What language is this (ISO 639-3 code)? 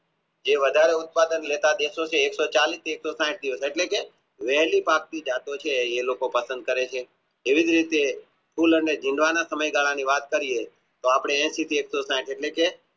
guj